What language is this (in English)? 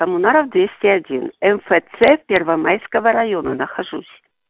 Russian